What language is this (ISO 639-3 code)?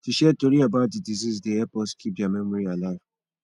pcm